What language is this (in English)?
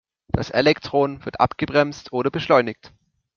German